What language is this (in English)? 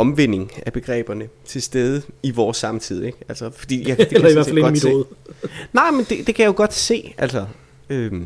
Danish